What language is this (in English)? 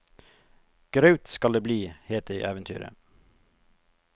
Norwegian